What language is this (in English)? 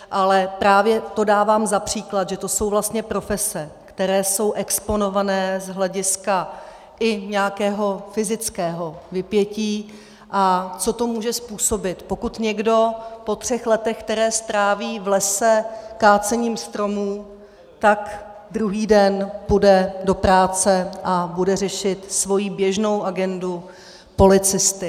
Czech